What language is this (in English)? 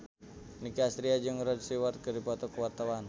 Sundanese